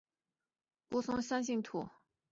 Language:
Chinese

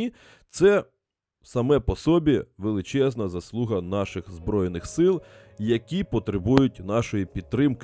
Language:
Ukrainian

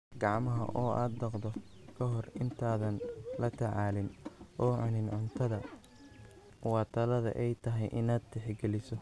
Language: Somali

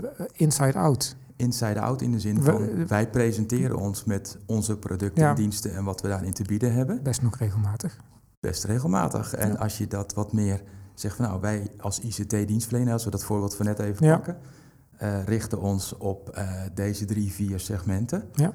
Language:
Dutch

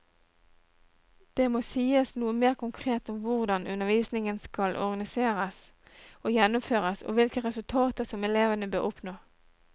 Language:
Norwegian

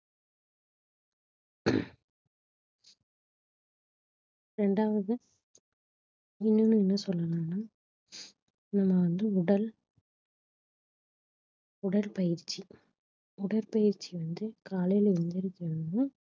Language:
Tamil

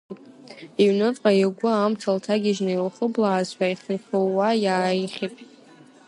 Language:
Abkhazian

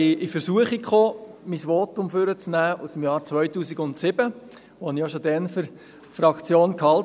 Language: Swiss German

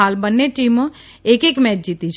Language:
Gujarati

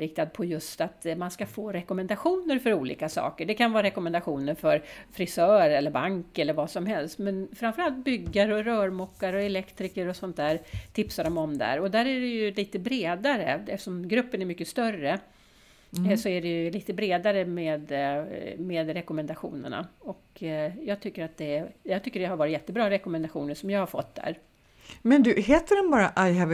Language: Swedish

